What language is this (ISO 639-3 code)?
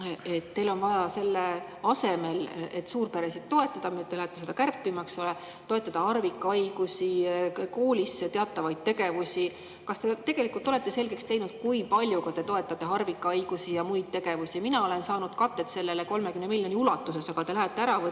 est